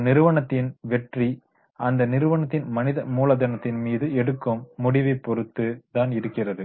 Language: Tamil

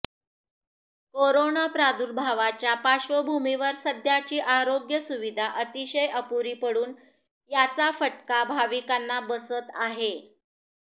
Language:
Marathi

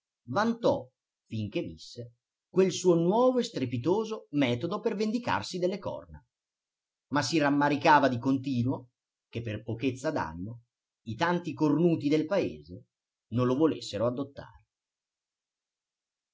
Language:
Italian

